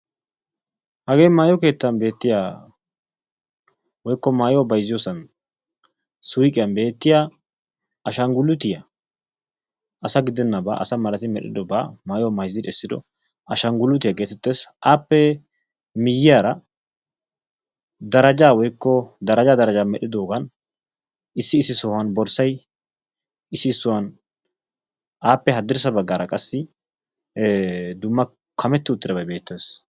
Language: Wolaytta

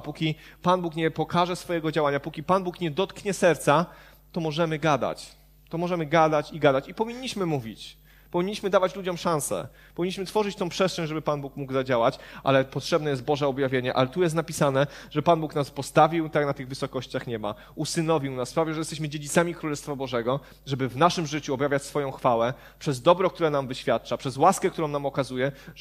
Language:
Polish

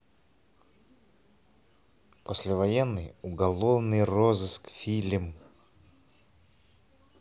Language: Russian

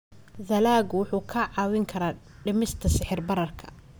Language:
Somali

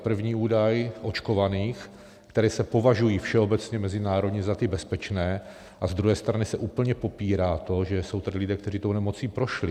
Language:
Czech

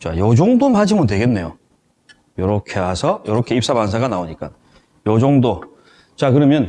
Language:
Korean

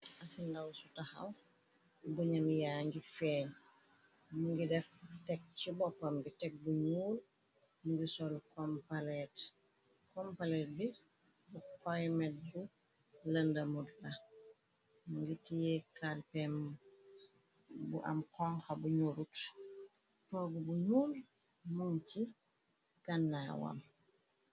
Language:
Wolof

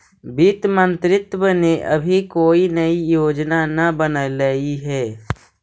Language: Magahi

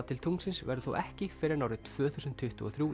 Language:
Icelandic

